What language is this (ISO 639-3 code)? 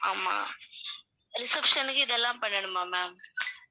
tam